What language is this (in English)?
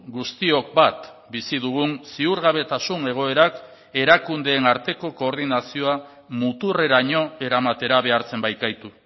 Basque